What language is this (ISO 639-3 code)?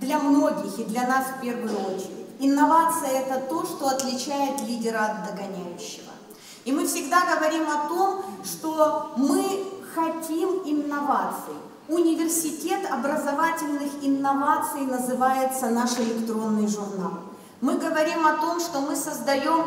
rus